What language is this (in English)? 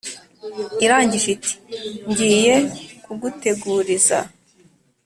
Kinyarwanda